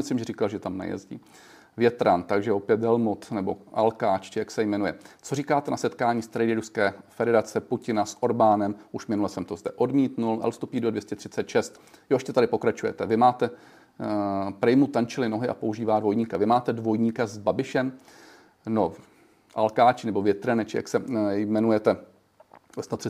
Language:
Czech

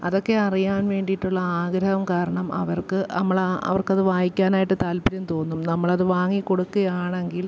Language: Malayalam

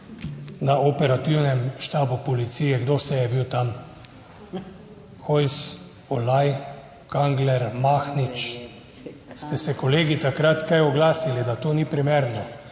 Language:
Slovenian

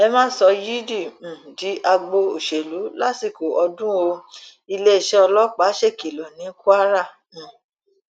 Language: Yoruba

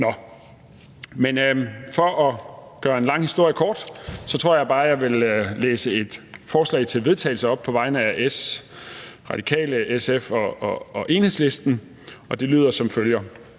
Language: Danish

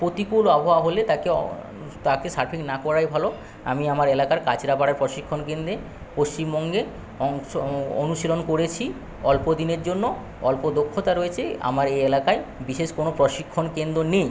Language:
Bangla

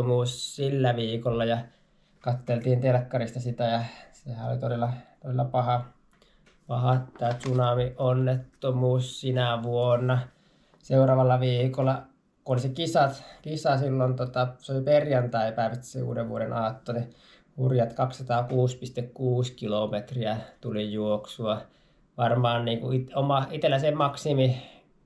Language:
Finnish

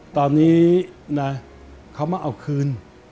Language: Thai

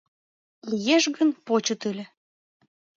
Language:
Mari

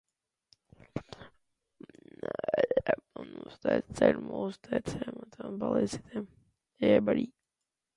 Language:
Latvian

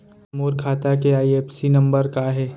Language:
Chhattisgarhi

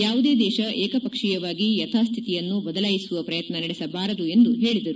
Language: Kannada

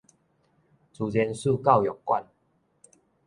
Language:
Min Nan Chinese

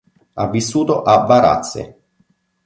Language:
Italian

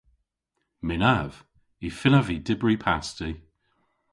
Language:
Cornish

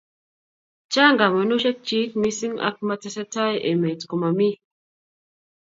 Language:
Kalenjin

